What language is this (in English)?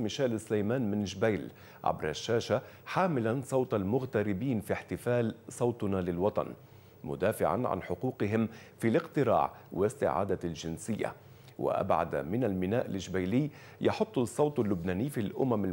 Arabic